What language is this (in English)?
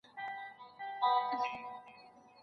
Pashto